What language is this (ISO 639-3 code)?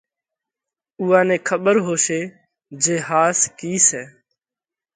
kvx